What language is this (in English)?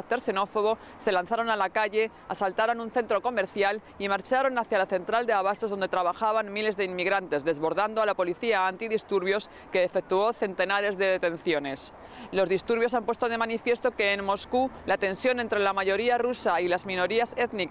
Spanish